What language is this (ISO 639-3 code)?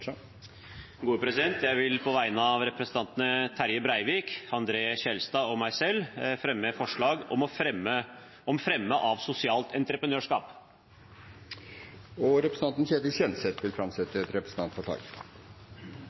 nor